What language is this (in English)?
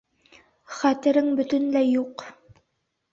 Bashkir